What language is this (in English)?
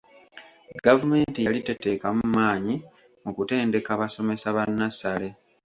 Ganda